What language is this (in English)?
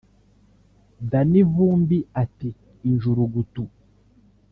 Kinyarwanda